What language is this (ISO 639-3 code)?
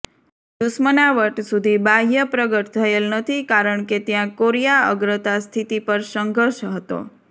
guj